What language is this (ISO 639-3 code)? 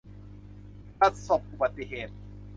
tha